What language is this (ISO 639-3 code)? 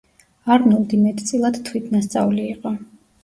kat